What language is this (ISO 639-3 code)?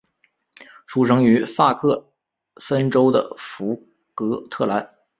zho